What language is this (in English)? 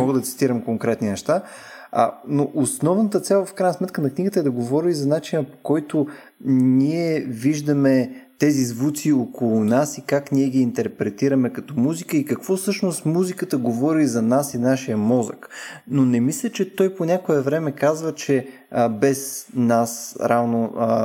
Bulgarian